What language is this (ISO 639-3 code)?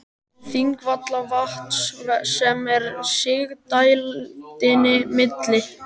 isl